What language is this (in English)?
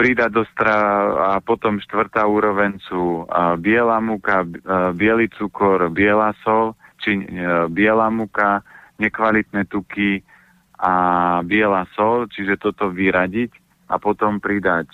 Slovak